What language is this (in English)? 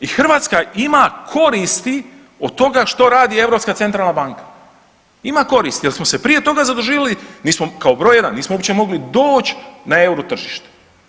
Croatian